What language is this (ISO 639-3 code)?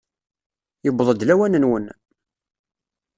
kab